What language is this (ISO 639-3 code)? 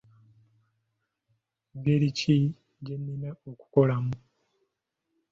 lug